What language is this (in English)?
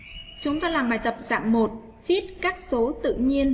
Vietnamese